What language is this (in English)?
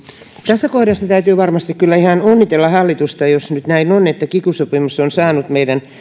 Finnish